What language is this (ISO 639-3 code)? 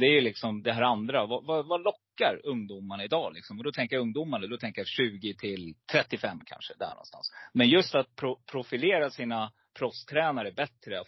swe